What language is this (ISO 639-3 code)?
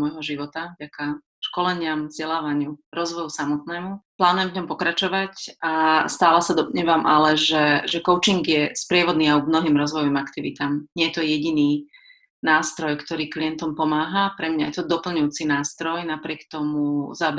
slk